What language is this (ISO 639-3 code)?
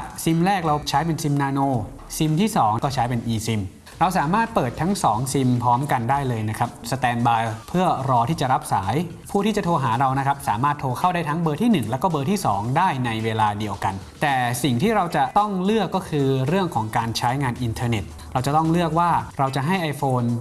tha